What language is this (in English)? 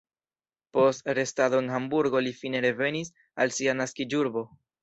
Esperanto